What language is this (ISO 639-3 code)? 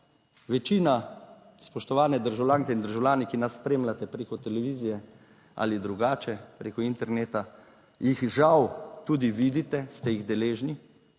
slv